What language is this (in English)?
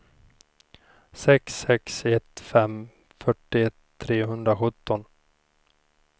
Swedish